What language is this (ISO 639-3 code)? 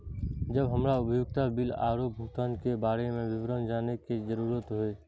mai